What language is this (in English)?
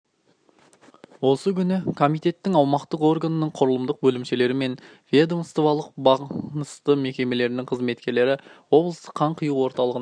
Kazakh